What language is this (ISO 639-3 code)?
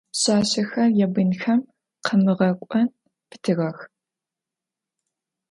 ady